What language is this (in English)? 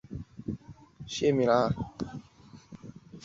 Chinese